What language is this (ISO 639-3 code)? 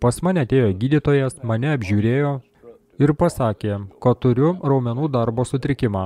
lit